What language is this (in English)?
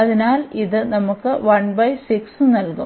Malayalam